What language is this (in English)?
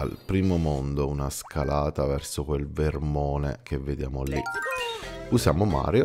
Italian